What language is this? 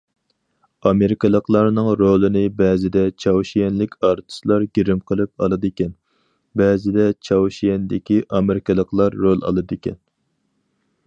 Uyghur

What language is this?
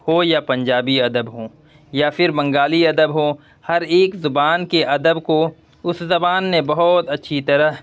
Urdu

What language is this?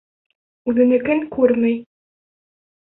Bashkir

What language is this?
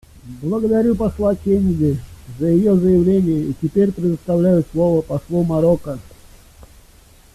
Russian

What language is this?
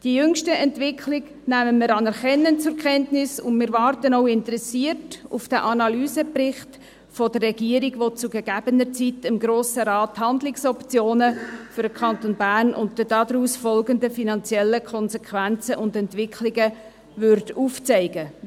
Swiss German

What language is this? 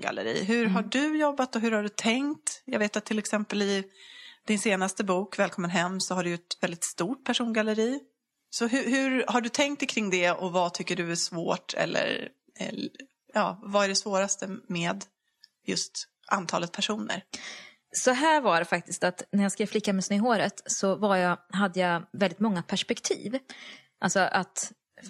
Swedish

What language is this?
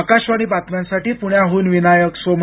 Marathi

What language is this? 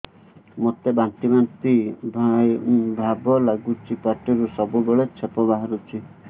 Odia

